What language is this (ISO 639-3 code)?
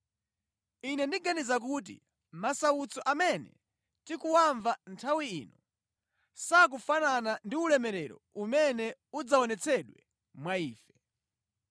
nya